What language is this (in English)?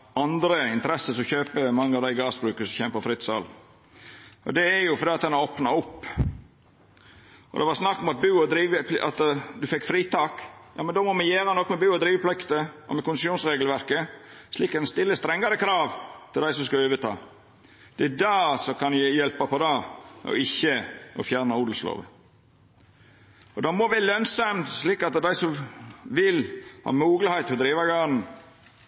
Norwegian Nynorsk